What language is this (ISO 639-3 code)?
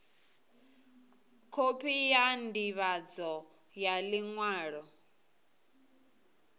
ven